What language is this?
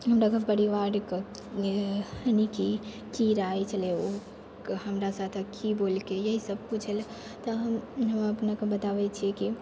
Maithili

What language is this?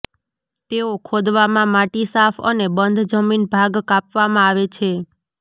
Gujarati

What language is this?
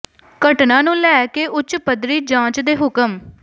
Punjabi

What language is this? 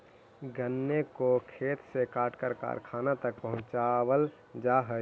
Magahi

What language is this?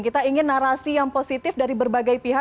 Indonesian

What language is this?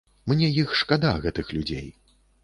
Belarusian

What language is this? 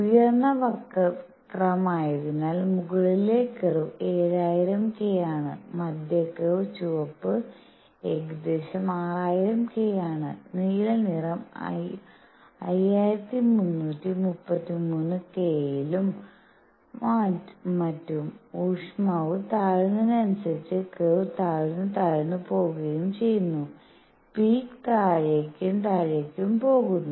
Malayalam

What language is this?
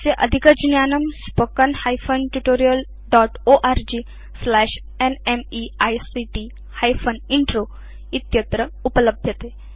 Sanskrit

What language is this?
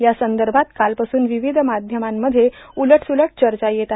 Marathi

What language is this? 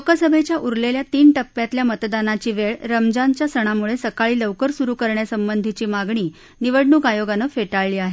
Marathi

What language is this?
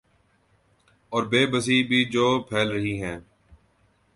Urdu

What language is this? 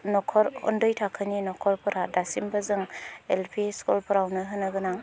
Bodo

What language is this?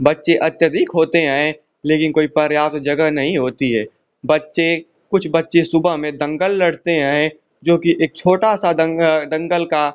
Hindi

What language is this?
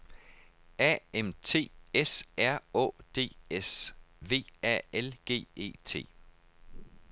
Danish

